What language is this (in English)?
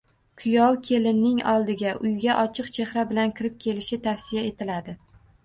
Uzbek